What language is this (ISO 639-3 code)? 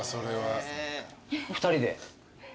jpn